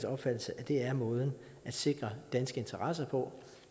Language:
Danish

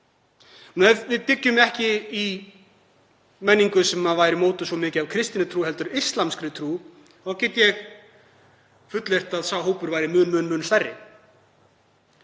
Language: Icelandic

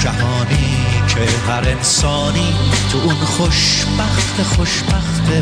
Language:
Persian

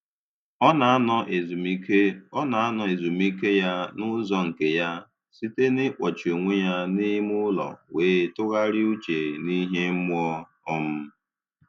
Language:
Igbo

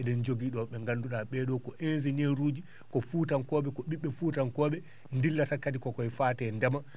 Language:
Fula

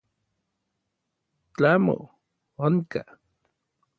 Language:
Orizaba Nahuatl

